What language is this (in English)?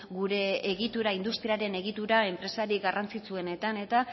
Basque